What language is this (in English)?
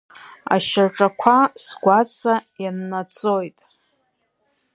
Abkhazian